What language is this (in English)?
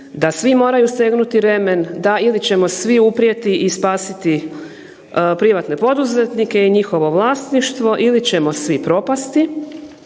Croatian